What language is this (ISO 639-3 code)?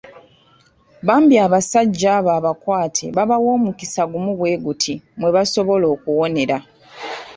lug